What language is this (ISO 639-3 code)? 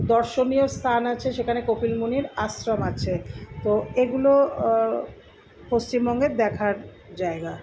ben